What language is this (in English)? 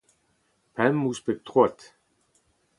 Breton